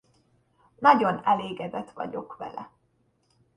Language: Hungarian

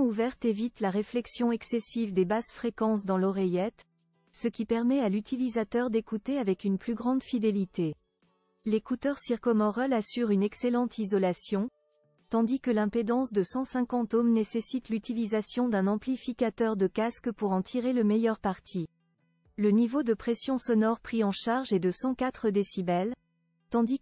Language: French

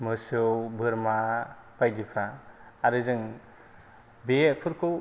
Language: Bodo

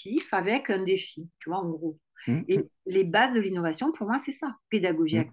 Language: French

